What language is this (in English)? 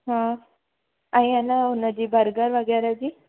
Sindhi